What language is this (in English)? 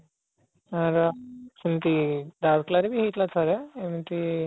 Odia